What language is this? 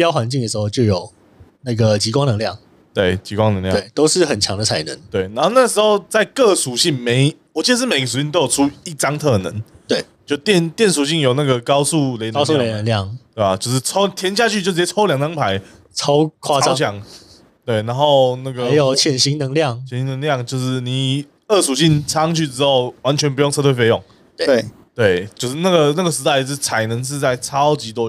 Chinese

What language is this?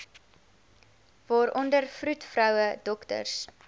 Afrikaans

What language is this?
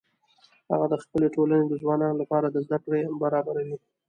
Pashto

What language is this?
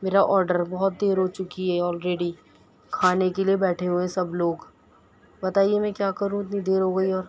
Urdu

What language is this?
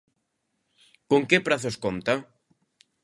Galician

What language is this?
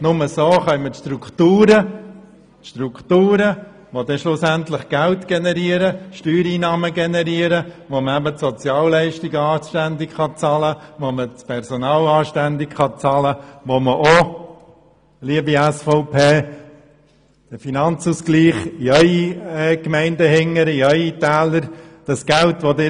Swiss German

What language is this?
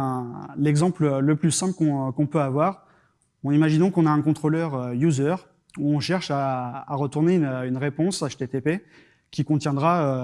French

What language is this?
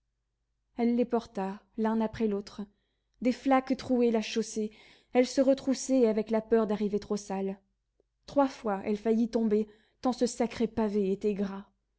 French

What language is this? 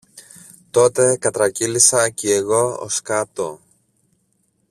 Greek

